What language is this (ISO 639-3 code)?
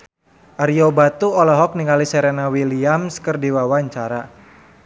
sun